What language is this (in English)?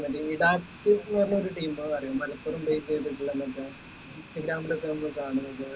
Malayalam